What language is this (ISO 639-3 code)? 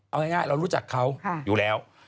tha